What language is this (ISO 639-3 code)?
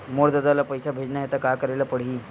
hne